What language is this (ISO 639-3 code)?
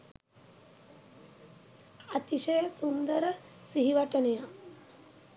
sin